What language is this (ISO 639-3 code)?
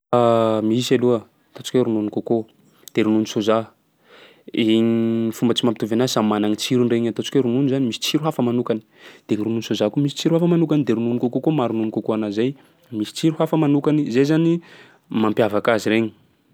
skg